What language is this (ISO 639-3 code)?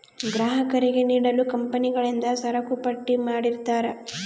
kan